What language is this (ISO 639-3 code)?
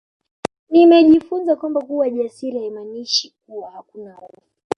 swa